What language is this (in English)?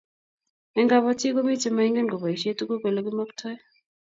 Kalenjin